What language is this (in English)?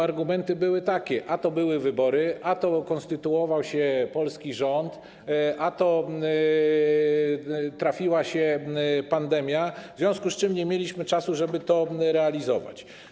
Polish